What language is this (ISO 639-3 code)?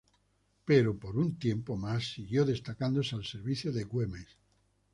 spa